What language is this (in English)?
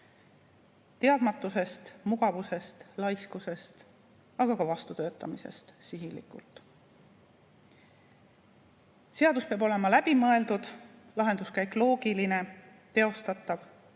Estonian